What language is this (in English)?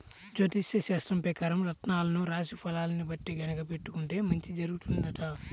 Telugu